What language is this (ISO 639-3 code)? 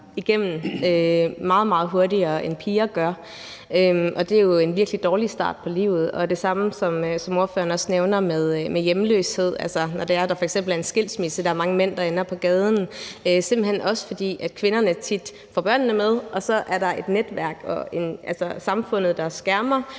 dan